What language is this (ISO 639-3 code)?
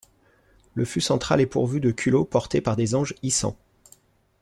fra